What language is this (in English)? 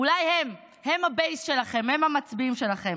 Hebrew